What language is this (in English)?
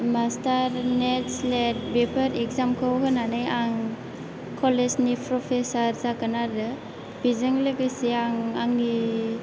Bodo